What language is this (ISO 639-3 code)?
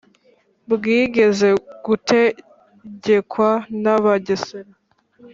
kin